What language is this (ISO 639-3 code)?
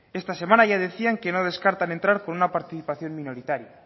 spa